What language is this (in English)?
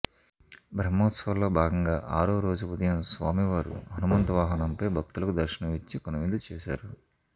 Telugu